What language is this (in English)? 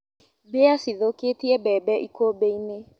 Kikuyu